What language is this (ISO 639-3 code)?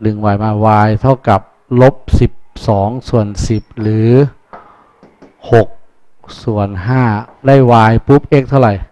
tha